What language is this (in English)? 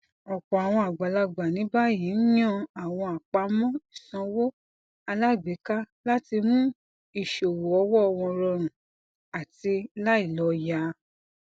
Yoruba